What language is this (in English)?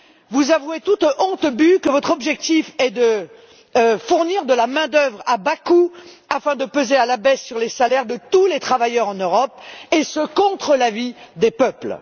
French